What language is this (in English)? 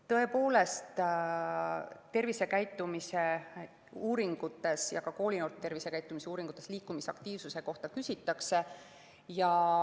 Estonian